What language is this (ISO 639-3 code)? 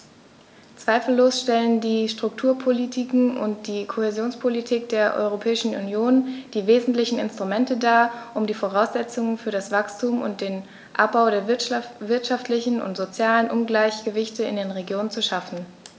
deu